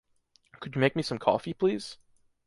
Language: English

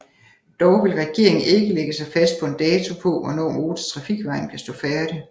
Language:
Danish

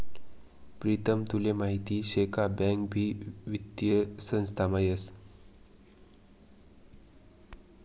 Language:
Marathi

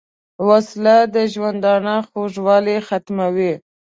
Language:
Pashto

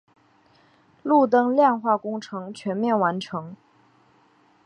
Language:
Chinese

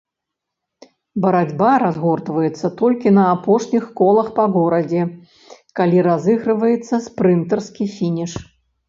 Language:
Belarusian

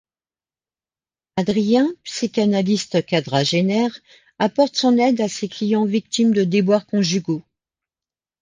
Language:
French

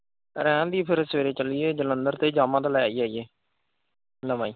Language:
Punjabi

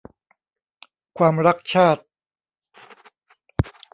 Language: Thai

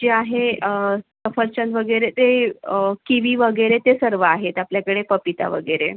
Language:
Marathi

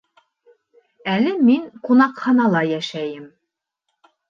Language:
Bashkir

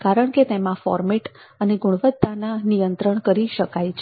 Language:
Gujarati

